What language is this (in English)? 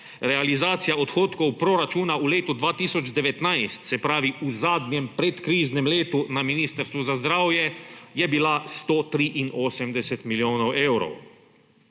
Slovenian